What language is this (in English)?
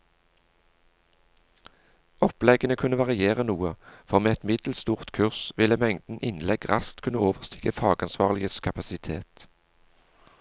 Norwegian